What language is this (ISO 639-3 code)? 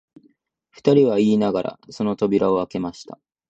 jpn